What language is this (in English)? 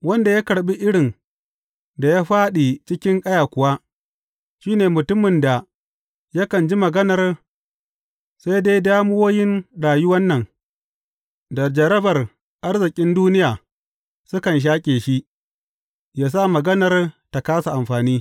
Hausa